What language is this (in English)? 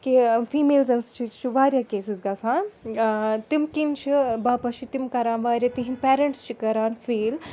Kashmiri